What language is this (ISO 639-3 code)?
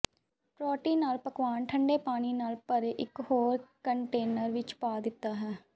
pan